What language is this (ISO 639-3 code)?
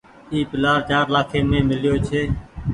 gig